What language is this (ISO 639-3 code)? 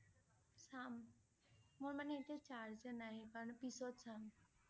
asm